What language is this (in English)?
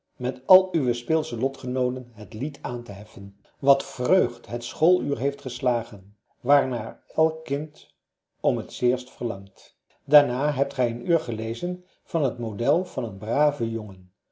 Dutch